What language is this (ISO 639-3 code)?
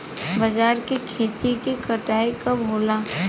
bho